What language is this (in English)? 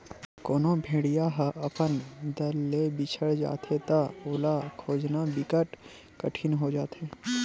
Chhattisgarhi